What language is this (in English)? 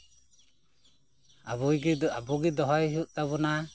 Santali